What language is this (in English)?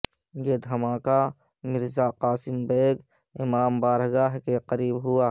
Urdu